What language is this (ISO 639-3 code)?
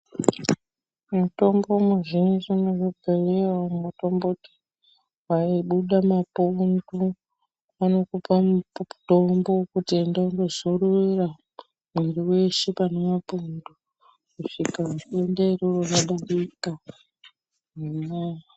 ndc